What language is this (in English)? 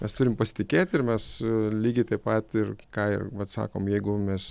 Lithuanian